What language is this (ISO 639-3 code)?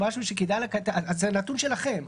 heb